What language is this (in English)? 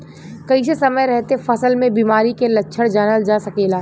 Bhojpuri